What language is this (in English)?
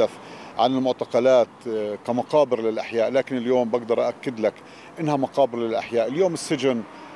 Arabic